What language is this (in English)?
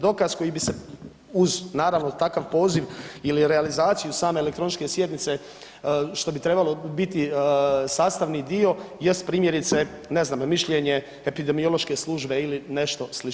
Croatian